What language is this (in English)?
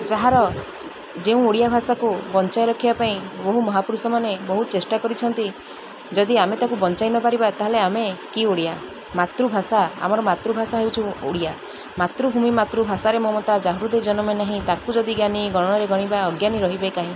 Odia